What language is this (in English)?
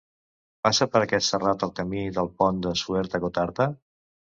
Catalan